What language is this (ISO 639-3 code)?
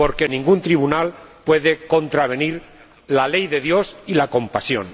spa